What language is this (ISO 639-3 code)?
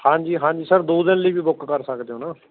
pan